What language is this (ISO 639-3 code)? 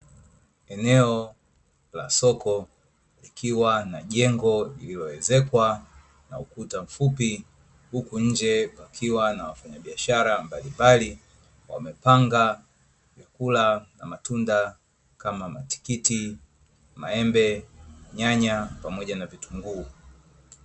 swa